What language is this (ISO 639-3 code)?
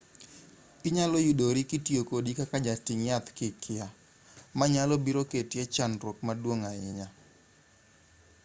luo